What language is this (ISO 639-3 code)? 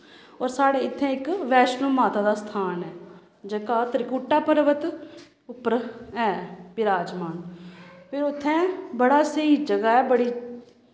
doi